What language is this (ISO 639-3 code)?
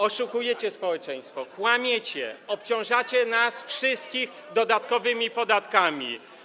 pol